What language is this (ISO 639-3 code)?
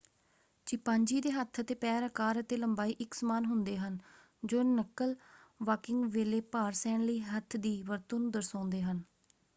pan